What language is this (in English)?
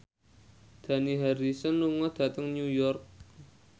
Javanese